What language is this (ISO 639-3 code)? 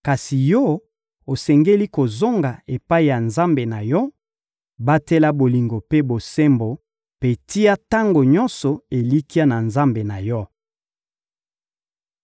lin